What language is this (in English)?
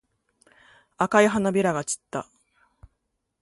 Japanese